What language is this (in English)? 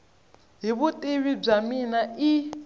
Tsonga